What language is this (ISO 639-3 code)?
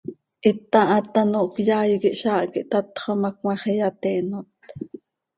sei